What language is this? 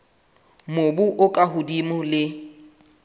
Southern Sotho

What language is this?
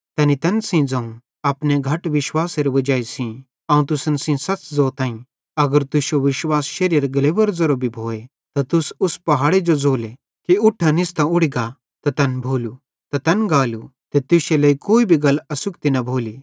Bhadrawahi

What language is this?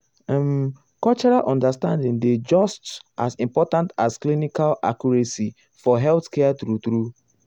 Nigerian Pidgin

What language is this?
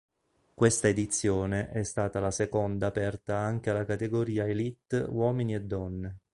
Italian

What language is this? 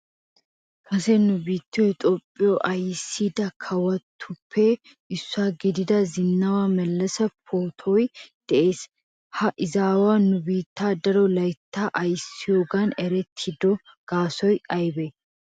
Wolaytta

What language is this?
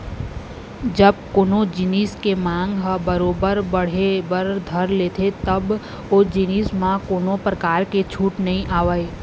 Chhattisgarhi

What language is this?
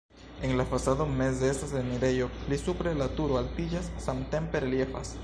Esperanto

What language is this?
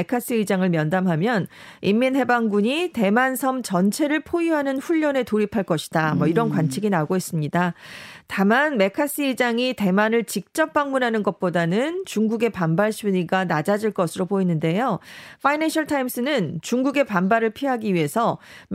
Korean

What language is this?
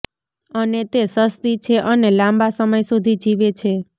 Gujarati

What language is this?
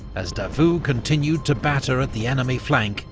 English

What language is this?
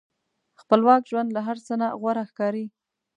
Pashto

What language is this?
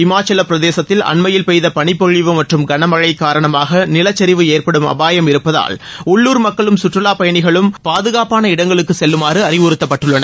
Tamil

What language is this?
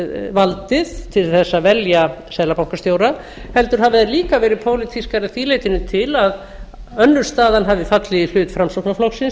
Icelandic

